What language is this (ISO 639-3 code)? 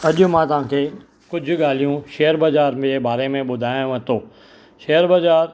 snd